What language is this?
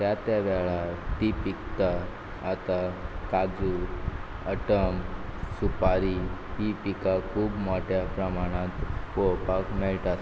Konkani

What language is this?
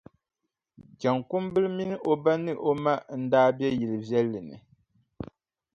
Dagbani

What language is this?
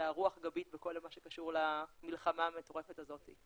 Hebrew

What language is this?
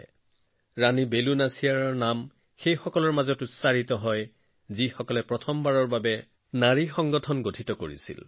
Assamese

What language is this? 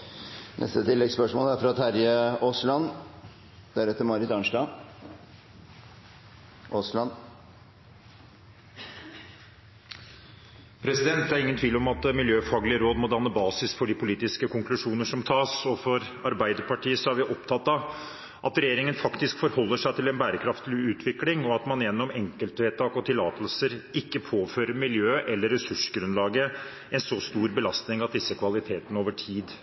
Norwegian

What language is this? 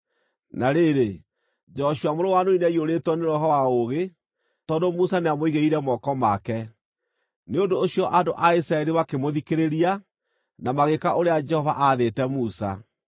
Kikuyu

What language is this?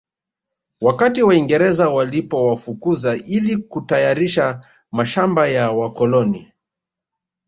Swahili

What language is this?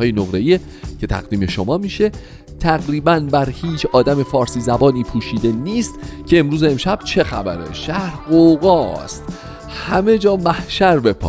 Persian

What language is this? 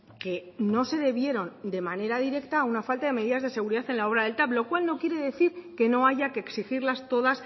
Spanish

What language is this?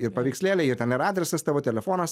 Lithuanian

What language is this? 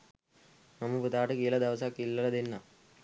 Sinhala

